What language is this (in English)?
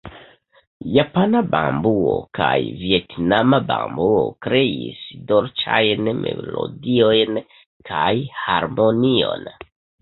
Esperanto